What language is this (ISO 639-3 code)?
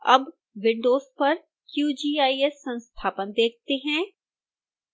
hin